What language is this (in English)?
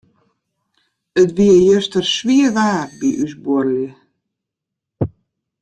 Western Frisian